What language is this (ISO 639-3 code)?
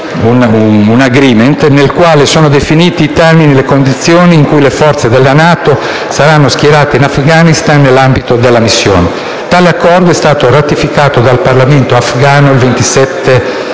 ita